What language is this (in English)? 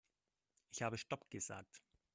German